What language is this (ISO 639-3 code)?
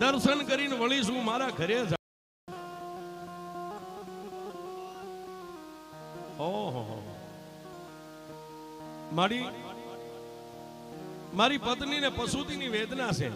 guj